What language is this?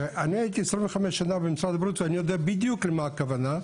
Hebrew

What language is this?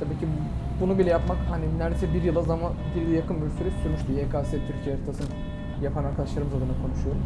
Turkish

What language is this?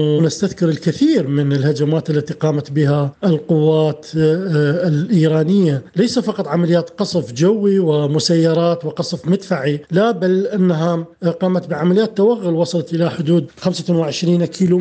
Arabic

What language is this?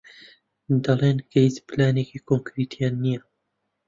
Central Kurdish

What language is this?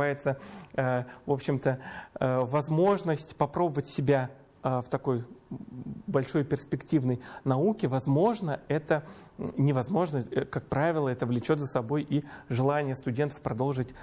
Russian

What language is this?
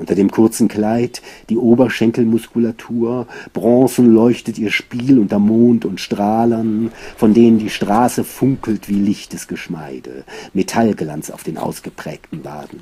German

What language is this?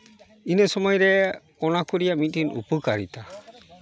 Santali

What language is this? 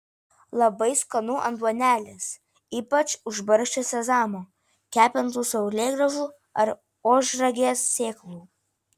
Lithuanian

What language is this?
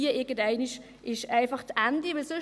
Swiss German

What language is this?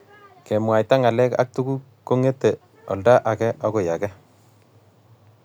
Kalenjin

